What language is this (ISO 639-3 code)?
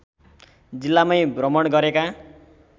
nep